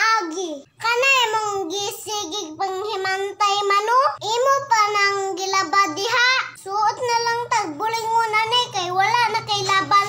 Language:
Filipino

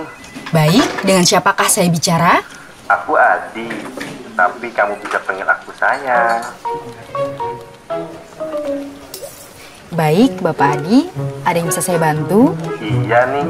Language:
Indonesian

